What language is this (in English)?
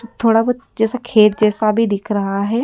Hindi